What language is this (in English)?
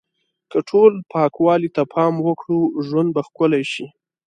Pashto